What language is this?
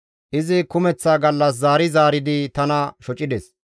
Gamo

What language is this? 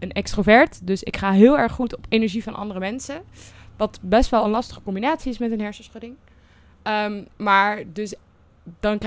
Dutch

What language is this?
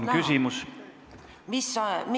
Estonian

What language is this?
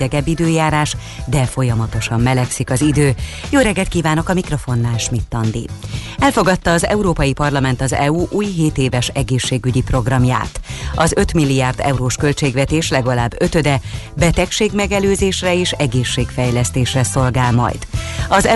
Hungarian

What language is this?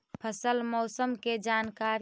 Magahi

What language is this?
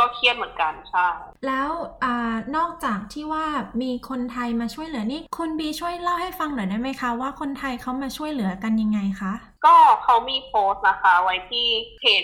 Thai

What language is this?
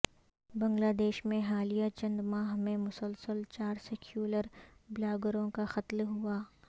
Urdu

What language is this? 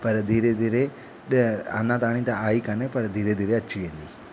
Sindhi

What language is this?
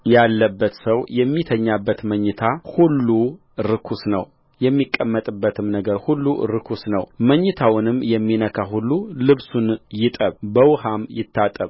Amharic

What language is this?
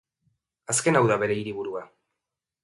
Basque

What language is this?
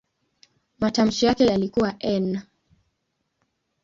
Swahili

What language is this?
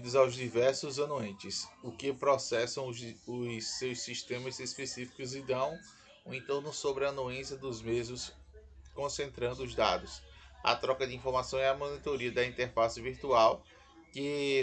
Portuguese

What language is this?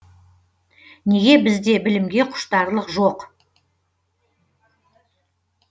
Kazakh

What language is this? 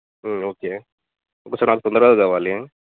Telugu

